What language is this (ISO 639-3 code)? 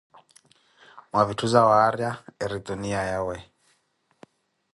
eko